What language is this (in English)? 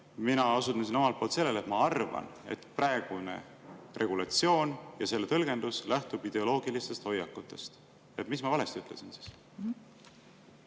Estonian